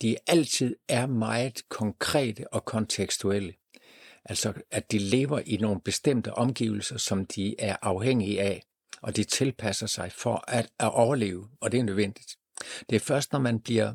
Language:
Danish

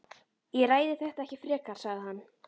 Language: Icelandic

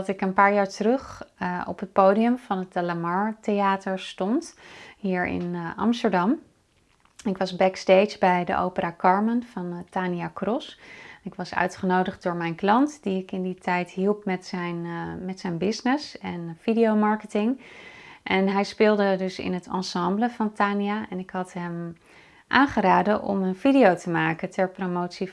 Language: Dutch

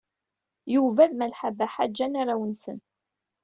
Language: Kabyle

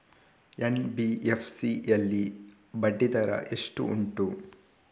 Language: Kannada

